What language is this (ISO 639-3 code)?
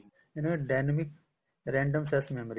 pan